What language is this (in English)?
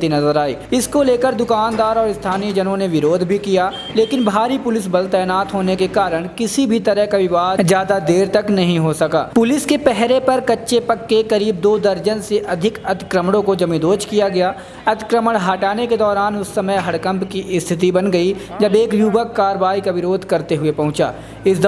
Hindi